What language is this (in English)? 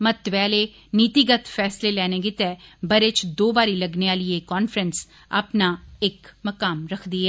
Dogri